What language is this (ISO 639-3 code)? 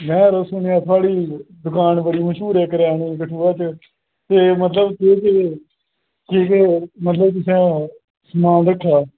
doi